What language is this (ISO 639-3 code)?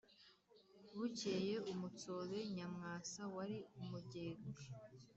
kin